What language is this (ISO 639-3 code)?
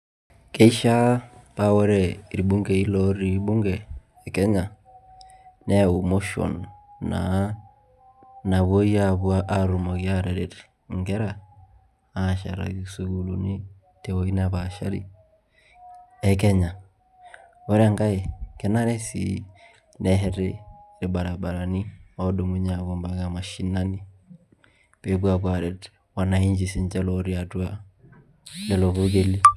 mas